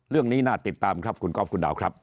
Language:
Thai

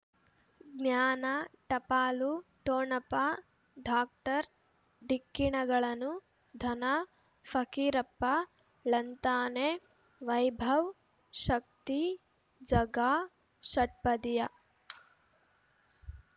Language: Kannada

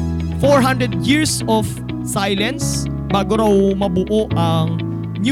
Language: Filipino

